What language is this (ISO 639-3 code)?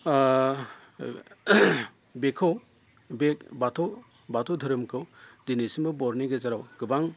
brx